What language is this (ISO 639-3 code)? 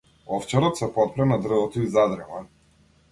mkd